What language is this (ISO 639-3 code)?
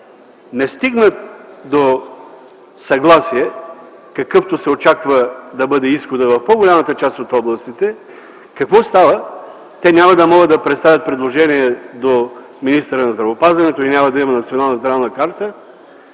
bul